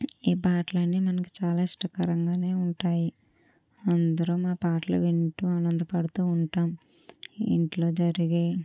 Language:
Telugu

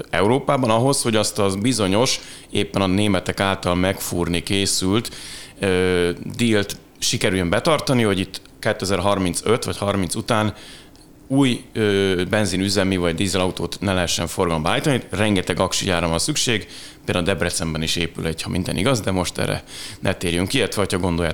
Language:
Hungarian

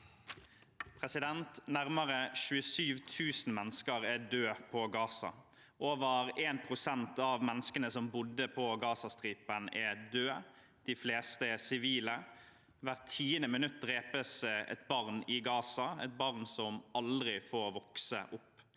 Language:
Norwegian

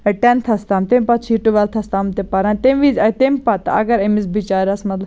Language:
Kashmiri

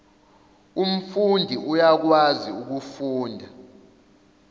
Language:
Zulu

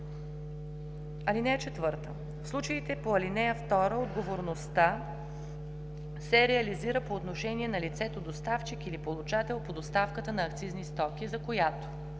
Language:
Bulgarian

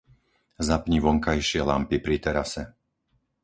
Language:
Slovak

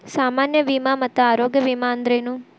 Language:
Kannada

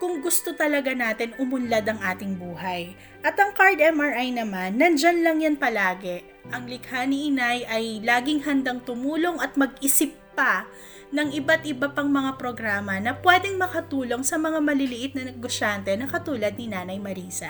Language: Filipino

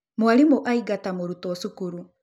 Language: Kikuyu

